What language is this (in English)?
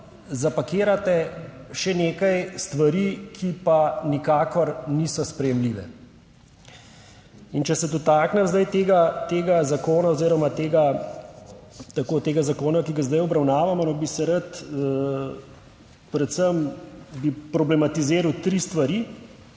Slovenian